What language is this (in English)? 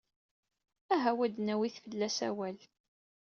Kabyle